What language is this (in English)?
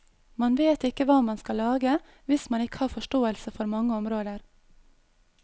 Norwegian